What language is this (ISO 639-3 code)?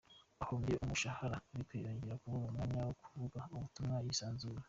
kin